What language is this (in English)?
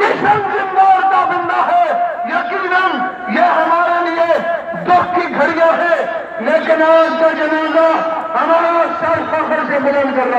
Turkish